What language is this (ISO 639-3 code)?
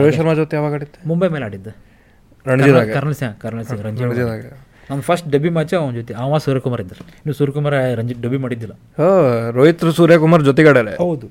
kan